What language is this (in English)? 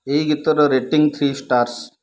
Odia